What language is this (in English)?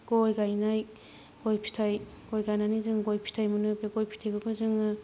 Bodo